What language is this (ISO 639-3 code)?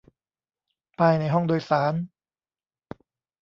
tha